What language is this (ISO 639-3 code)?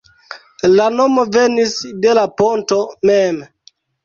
epo